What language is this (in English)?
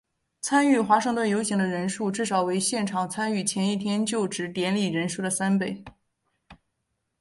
Chinese